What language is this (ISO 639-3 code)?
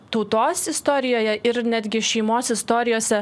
lit